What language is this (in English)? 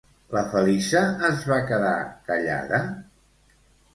Catalan